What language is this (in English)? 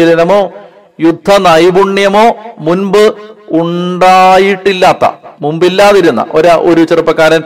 Malayalam